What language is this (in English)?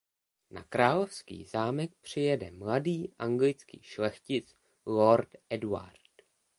Czech